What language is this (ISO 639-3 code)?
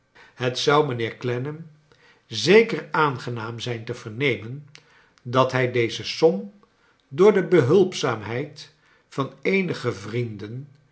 nld